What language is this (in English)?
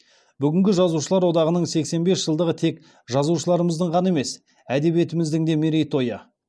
Kazakh